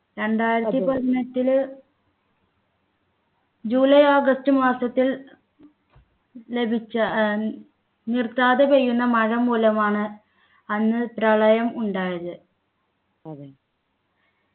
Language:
Malayalam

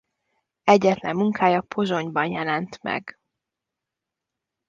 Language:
Hungarian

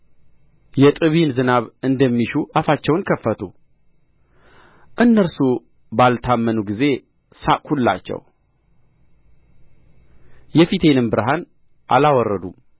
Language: Amharic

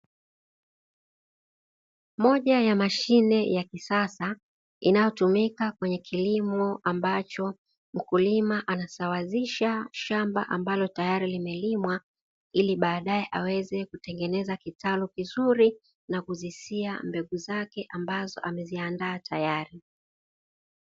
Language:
Swahili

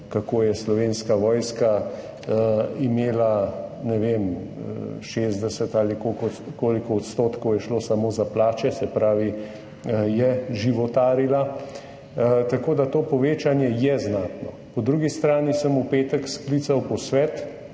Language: Slovenian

